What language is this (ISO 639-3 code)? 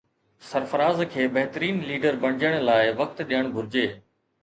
snd